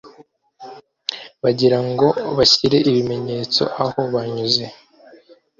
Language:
Kinyarwanda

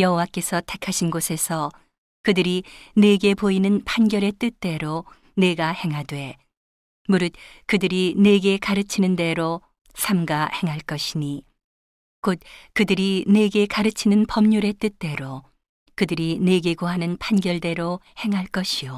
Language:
Korean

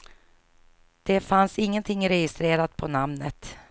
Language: Swedish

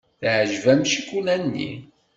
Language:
Kabyle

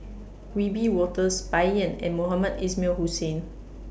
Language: English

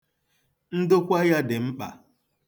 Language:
Igbo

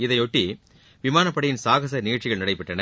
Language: Tamil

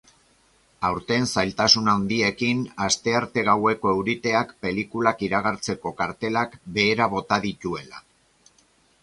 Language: Basque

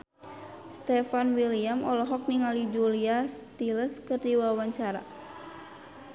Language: Sundanese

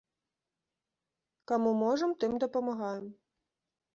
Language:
Belarusian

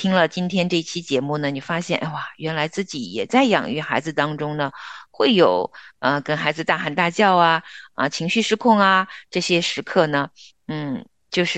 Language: Chinese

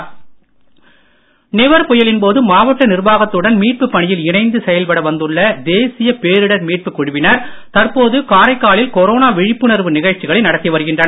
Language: Tamil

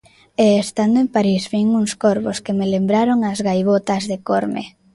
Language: Galician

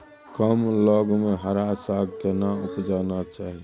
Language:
Maithili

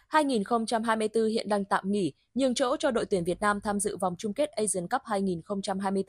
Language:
Vietnamese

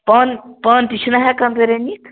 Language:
Kashmiri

